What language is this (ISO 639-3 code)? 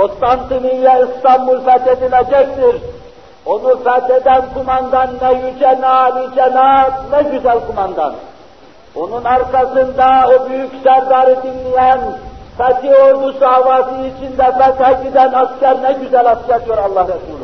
tur